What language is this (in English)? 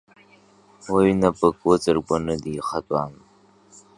Abkhazian